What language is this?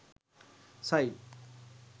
Sinhala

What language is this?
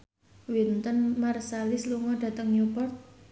Javanese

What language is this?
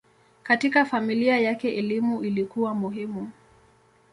Swahili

